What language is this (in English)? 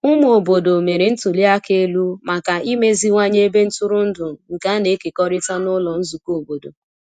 Igbo